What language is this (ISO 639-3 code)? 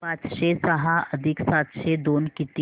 mar